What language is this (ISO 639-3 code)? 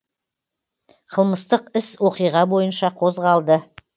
kaz